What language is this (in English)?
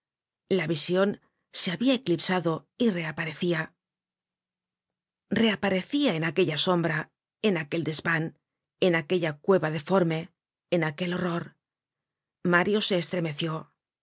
Spanish